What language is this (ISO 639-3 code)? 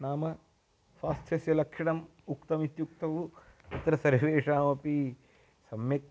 san